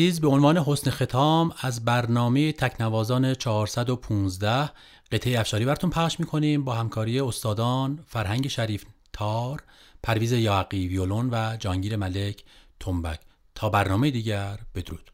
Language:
Persian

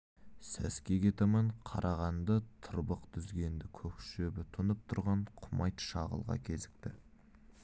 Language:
Kazakh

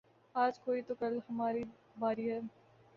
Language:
Urdu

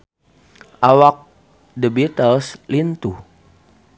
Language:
Sundanese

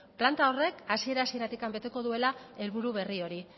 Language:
Basque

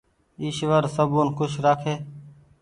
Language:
Goaria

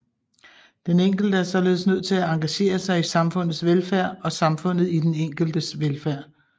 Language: Danish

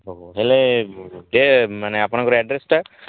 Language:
Odia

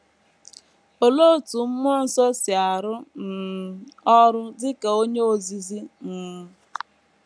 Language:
Igbo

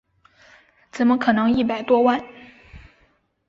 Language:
Chinese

